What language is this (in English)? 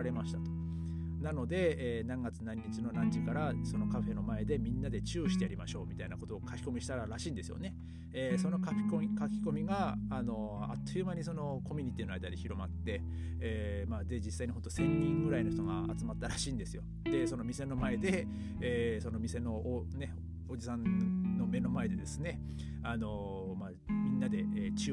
Japanese